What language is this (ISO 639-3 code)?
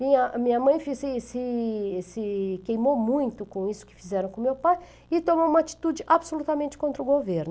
por